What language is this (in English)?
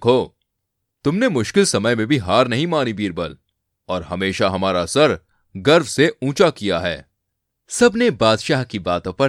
Hindi